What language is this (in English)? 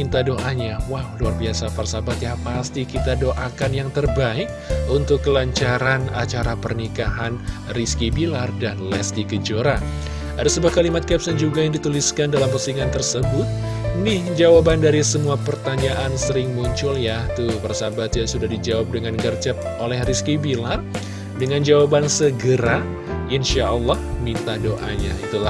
Indonesian